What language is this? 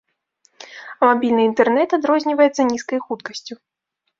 Belarusian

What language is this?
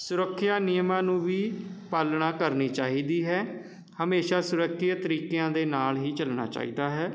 Punjabi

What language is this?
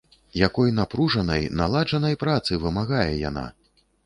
Belarusian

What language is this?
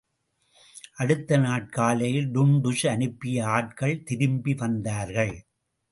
Tamil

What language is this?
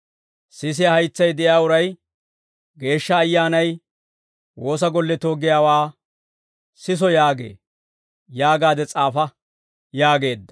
Dawro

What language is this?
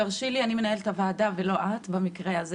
Hebrew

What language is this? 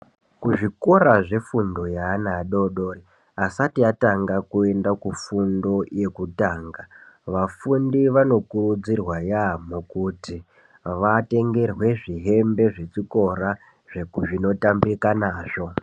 Ndau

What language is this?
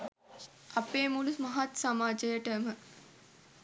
Sinhala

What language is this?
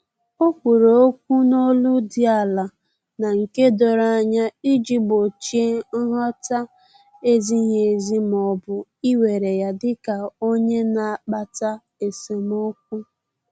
Igbo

